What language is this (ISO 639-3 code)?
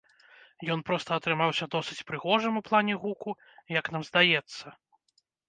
bel